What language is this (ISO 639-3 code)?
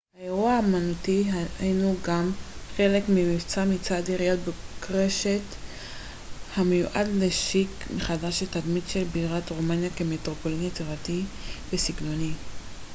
heb